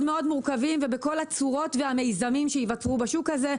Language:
Hebrew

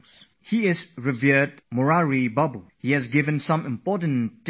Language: English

